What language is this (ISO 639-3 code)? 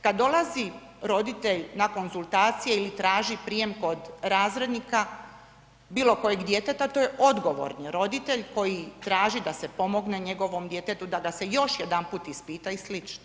hrv